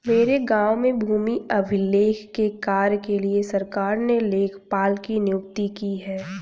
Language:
Hindi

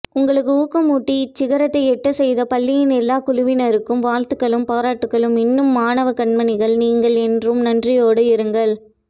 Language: Tamil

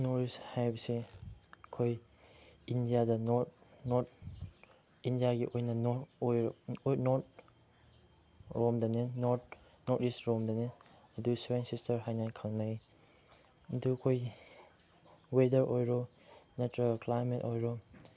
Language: Manipuri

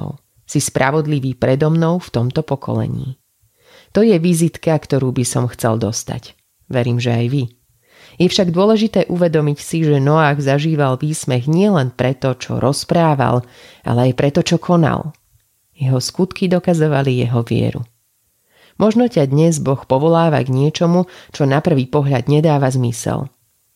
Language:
Slovak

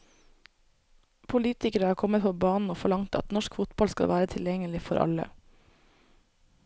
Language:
Norwegian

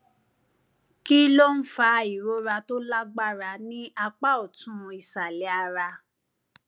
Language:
Yoruba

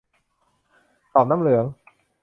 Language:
Thai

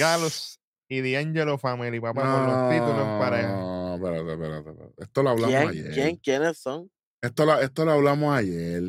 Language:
Spanish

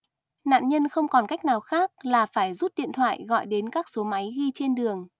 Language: Vietnamese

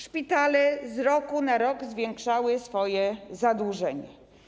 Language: Polish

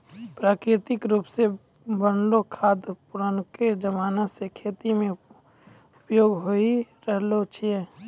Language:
Maithili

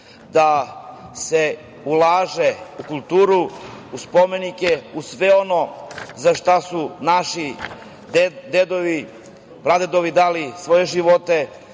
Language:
Serbian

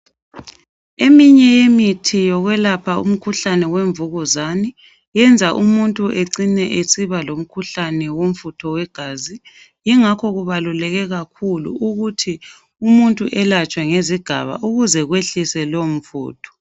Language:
North Ndebele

